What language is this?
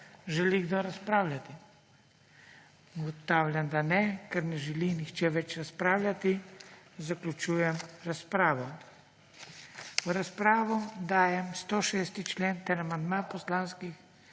Slovenian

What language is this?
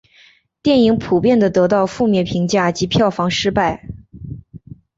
Chinese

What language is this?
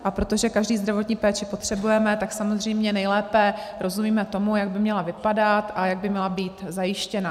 Czech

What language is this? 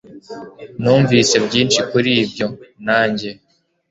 Kinyarwanda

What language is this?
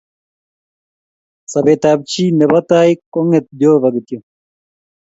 Kalenjin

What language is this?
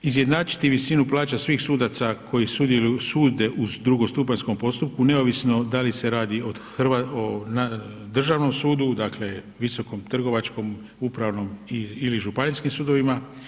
Croatian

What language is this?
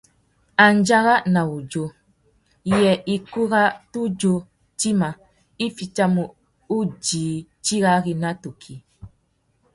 Tuki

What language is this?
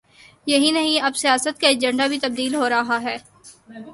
Urdu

